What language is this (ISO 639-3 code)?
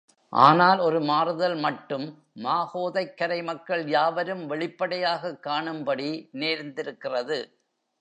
tam